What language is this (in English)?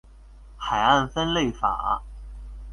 Chinese